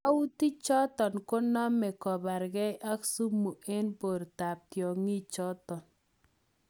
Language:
Kalenjin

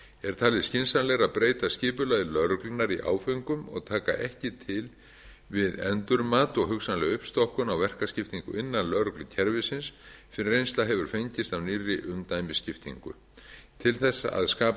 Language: Icelandic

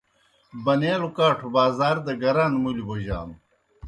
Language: Kohistani Shina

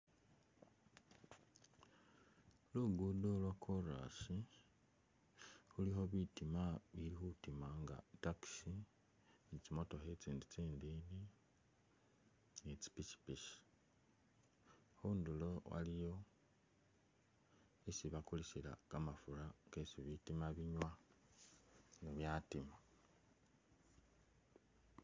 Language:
Masaaba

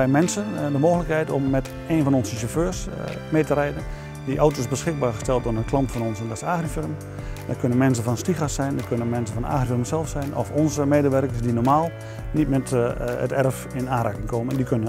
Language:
Dutch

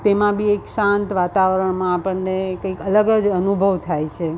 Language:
Gujarati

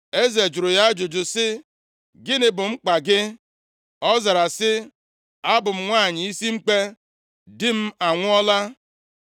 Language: Igbo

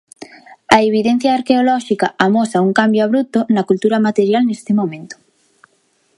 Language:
Galician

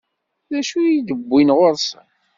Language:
Kabyle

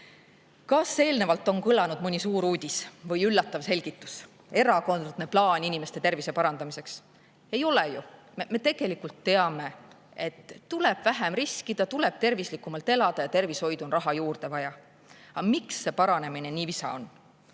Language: Estonian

